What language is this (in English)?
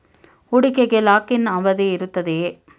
Kannada